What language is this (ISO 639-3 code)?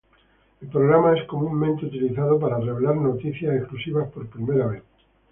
spa